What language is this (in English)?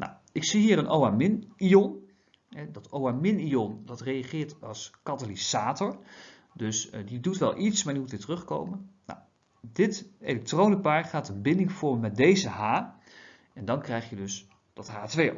Dutch